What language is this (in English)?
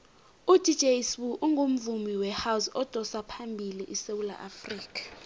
South Ndebele